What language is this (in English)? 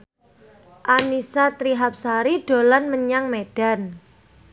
Javanese